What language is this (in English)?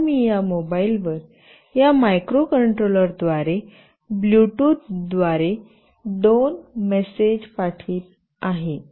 Marathi